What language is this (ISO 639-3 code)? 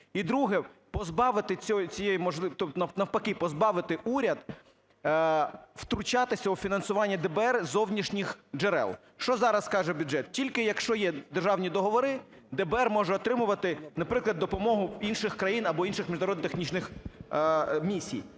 ukr